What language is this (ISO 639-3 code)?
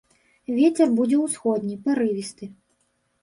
bel